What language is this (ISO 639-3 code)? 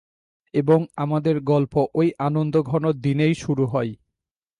ben